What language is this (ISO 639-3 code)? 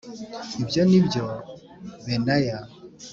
kin